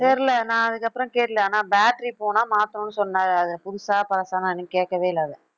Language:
Tamil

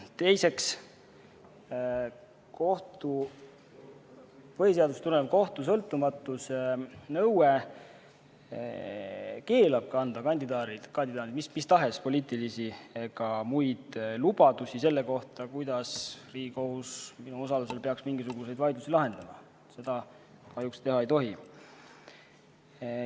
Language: Estonian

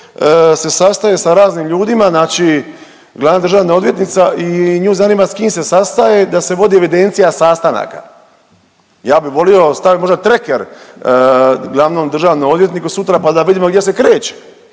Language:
Croatian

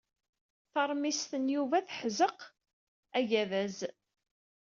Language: Kabyle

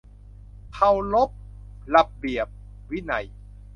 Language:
Thai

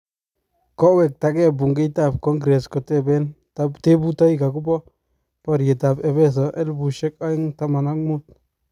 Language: Kalenjin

